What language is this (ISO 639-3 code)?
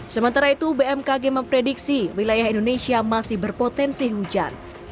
ind